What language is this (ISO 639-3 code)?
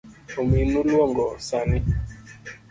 luo